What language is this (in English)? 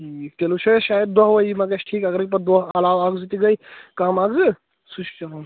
Kashmiri